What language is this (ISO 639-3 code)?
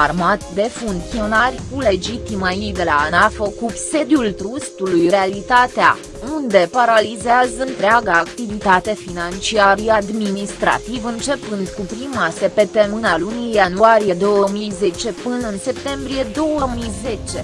ron